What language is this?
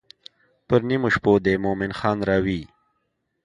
Pashto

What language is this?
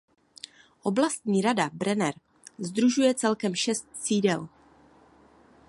Czech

